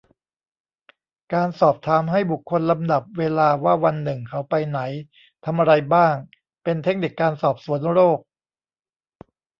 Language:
Thai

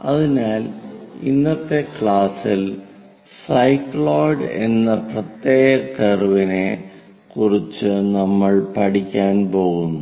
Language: Malayalam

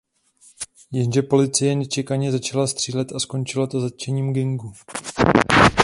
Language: Czech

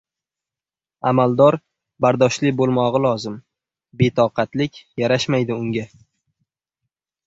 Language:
Uzbek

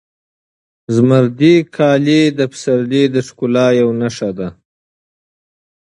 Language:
Pashto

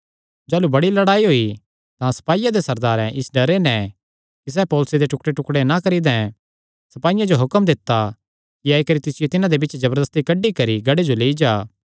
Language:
Kangri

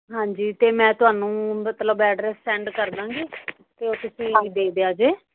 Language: Punjabi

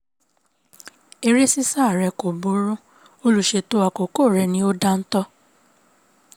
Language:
Yoruba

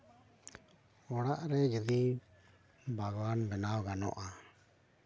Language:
Santali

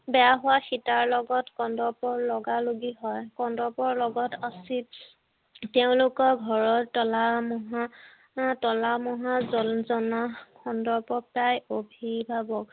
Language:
Assamese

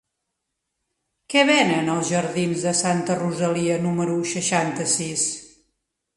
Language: Catalan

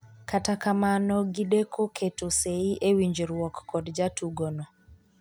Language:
Luo (Kenya and Tanzania)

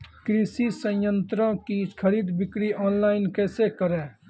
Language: Maithili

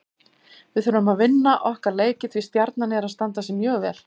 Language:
Icelandic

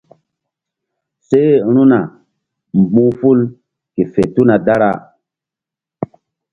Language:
Mbum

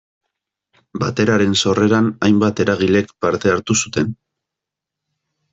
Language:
Basque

